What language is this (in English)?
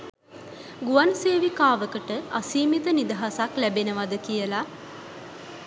Sinhala